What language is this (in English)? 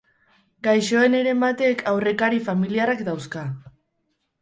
Basque